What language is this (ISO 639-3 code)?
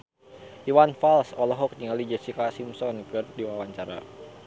sun